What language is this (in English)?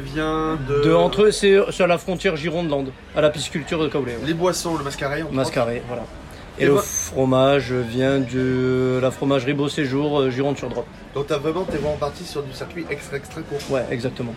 French